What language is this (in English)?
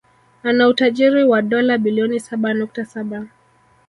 Swahili